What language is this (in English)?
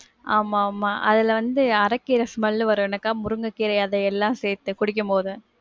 Tamil